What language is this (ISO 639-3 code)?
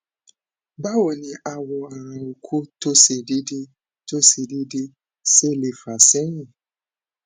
yor